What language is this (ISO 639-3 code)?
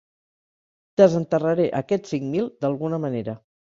cat